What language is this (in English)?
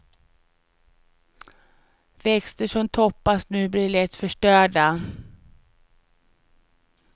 Swedish